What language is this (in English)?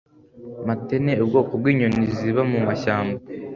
Kinyarwanda